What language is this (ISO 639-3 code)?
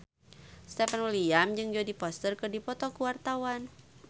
sun